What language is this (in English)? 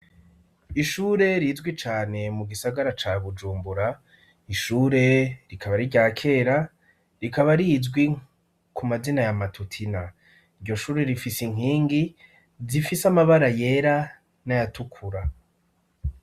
Rundi